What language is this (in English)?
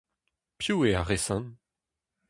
Breton